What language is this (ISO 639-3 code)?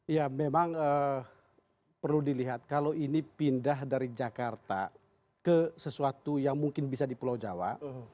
ind